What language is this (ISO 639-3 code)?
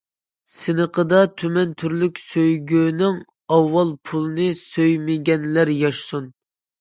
uig